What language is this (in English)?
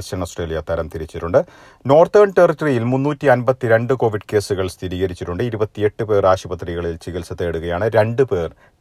Malayalam